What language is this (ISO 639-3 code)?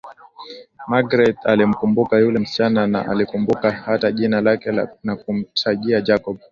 swa